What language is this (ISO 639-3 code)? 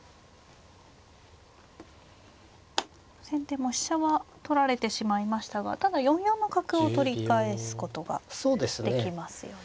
jpn